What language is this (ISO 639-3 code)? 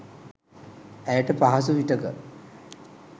sin